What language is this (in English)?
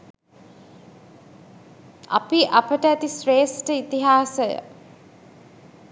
Sinhala